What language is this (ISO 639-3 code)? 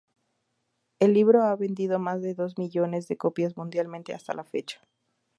spa